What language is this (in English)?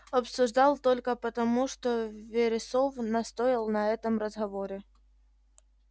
Russian